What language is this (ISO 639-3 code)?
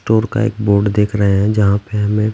hin